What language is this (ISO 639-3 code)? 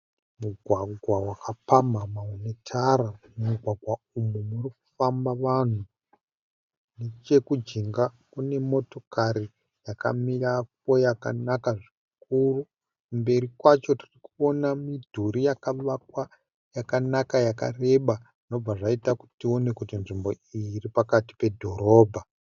sna